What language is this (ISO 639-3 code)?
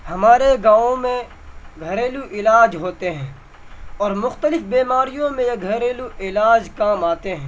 urd